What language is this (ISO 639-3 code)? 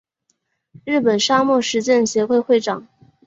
zho